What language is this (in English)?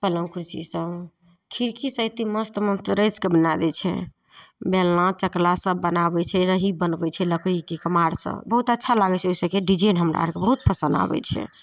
Maithili